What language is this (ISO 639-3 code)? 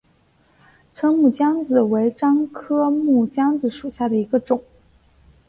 zho